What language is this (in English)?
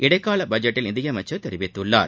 Tamil